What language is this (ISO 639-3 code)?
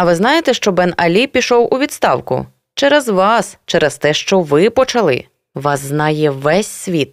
ukr